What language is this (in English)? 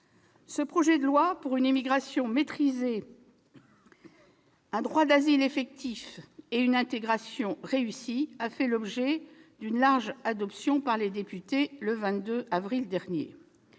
French